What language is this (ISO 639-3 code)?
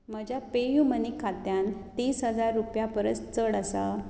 kok